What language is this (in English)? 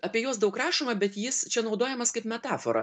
Lithuanian